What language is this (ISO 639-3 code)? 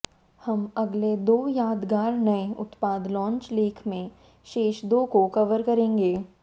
hin